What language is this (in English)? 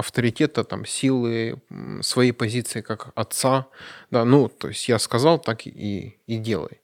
Russian